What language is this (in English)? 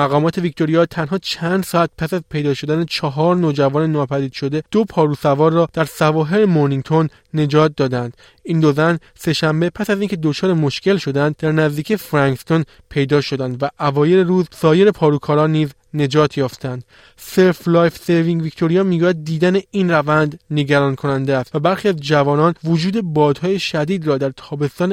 Persian